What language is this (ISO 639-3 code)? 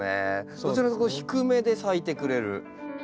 jpn